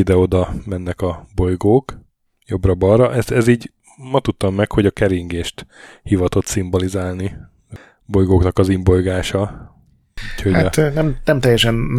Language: Hungarian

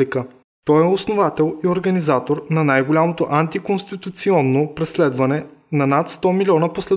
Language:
Bulgarian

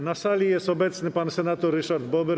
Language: Polish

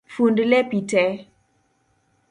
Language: Luo (Kenya and Tanzania)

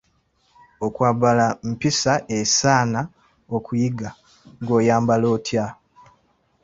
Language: Ganda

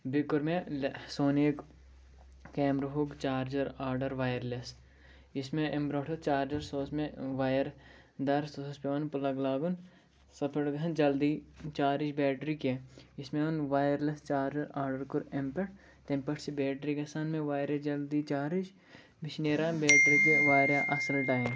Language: Kashmiri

